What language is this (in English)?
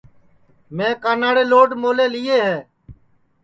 Sansi